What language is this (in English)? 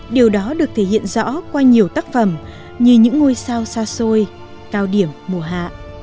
Vietnamese